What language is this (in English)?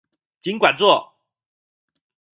Chinese